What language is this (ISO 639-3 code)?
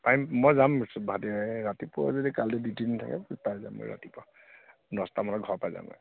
asm